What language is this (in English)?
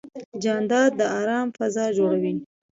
Pashto